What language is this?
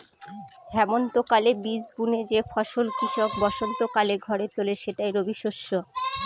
Bangla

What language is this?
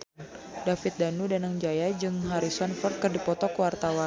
Sundanese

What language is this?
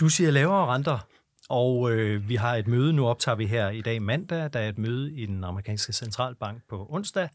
Danish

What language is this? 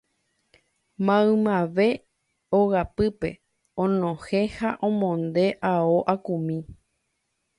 Guarani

